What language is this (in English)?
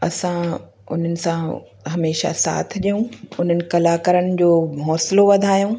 Sindhi